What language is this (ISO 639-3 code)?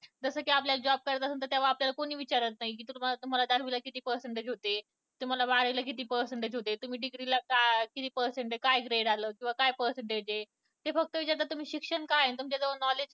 mar